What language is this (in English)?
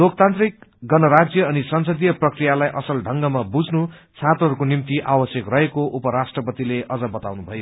Nepali